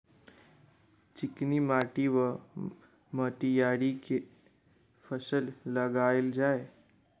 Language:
Maithili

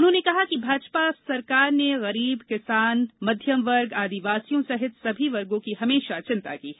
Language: Hindi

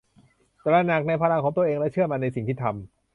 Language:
Thai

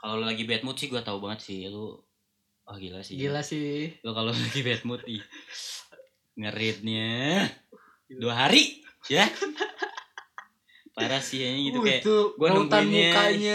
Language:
Indonesian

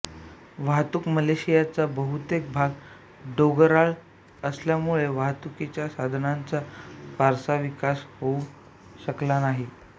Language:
Marathi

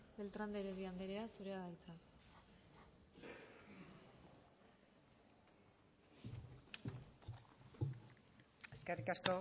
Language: Basque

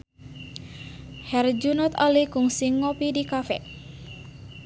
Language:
Sundanese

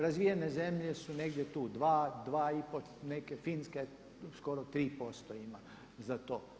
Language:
Croatian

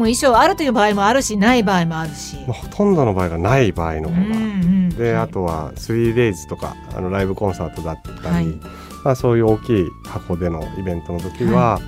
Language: Japanese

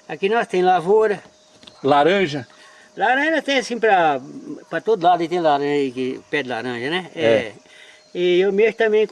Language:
Portuguese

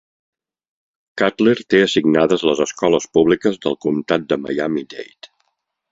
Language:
Catalan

